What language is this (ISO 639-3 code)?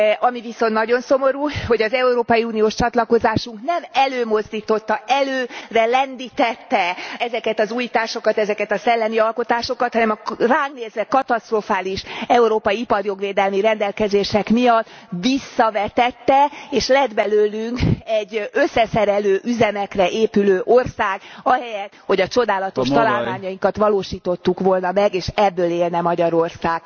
hun